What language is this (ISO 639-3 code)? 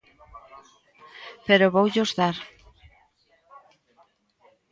glg